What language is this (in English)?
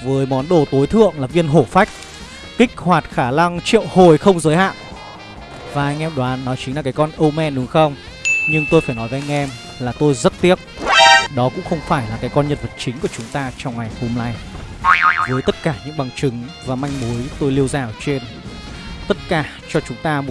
Vietnamese